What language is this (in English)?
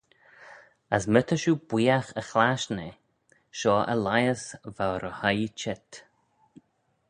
Manx